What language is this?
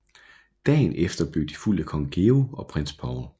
Danish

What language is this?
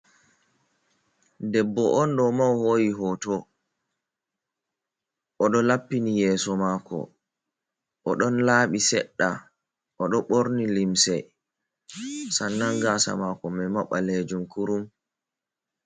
Fula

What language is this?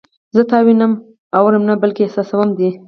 Pashto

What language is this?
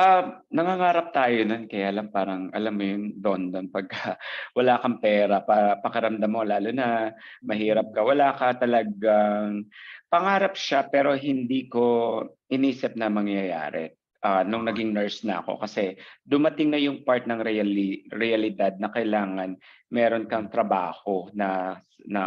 Filipino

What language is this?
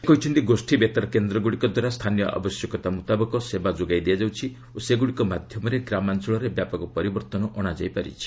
Odia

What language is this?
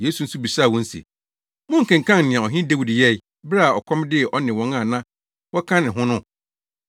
Akan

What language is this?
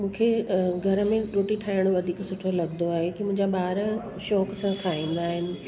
Sindhi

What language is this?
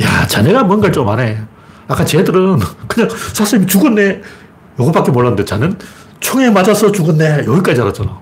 Korean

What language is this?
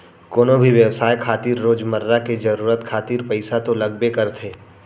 Chhattisgarhi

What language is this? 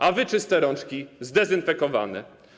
Polish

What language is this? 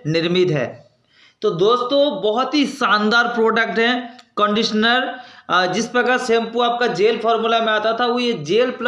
Hindi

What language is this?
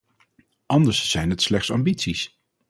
Dutch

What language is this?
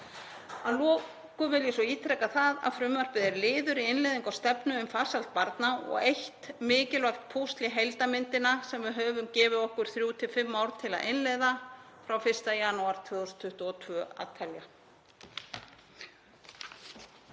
Icelandic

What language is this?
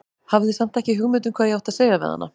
Icelandic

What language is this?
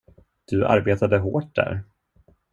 Swedish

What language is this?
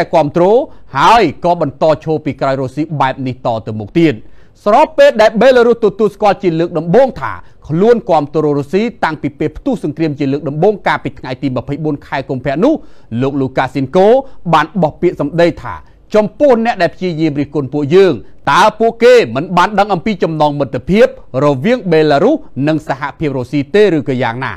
Thai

